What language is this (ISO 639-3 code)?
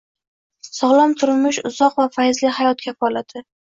uzb